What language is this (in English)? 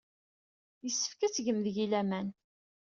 Kabyle